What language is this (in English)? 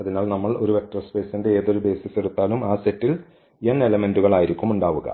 Malayalam